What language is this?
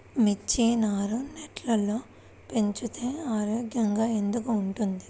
Telugu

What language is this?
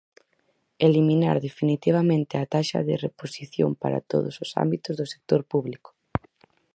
Galician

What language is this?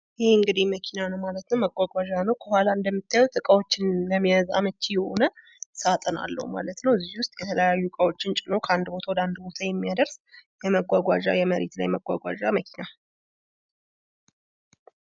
Amharic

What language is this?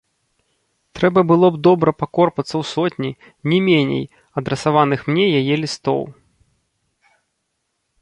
Belarusian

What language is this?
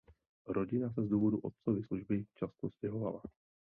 Czech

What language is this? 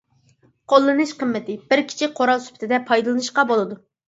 Uyghur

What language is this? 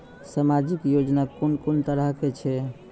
Maithili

